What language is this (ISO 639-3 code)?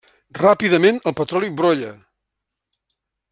cat